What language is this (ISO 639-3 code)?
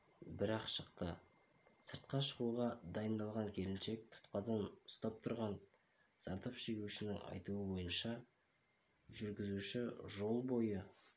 kaz